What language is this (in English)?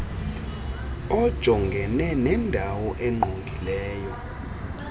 Xhosa